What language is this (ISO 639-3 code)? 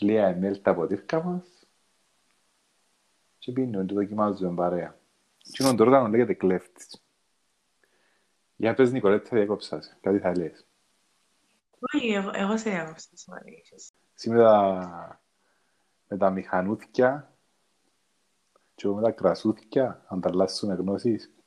ell